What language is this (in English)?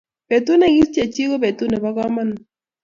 Kalenjin